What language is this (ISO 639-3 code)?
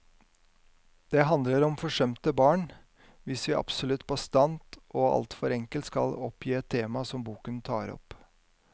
nor